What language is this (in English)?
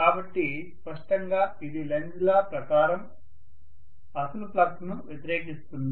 Telugu